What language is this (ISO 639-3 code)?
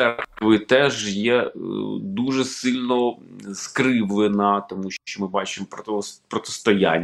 ukr